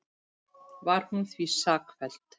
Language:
Icelandic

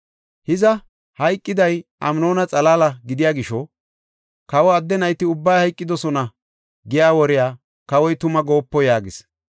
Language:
Gofa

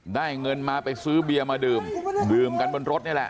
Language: Thai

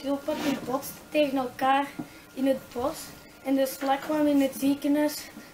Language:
Dutch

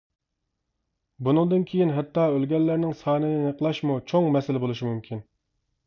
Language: Uyghur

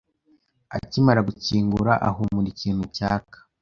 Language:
Kinyarwanda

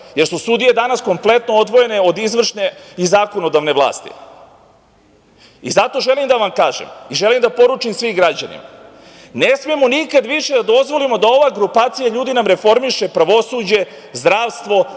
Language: Serbian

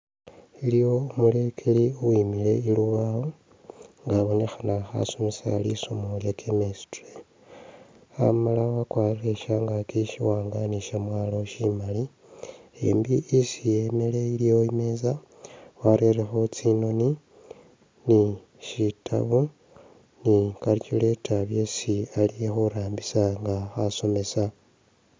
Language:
Masaaba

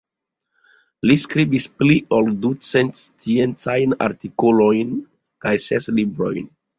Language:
Esperanto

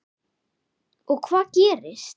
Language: Icelandic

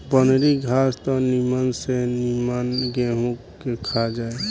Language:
Bhojpuri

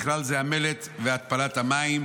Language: Hebrew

